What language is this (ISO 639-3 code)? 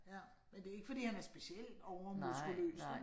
dan